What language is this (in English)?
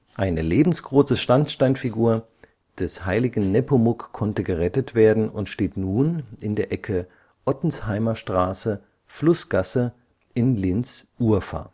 German